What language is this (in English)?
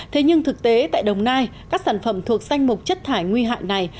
Vietnamese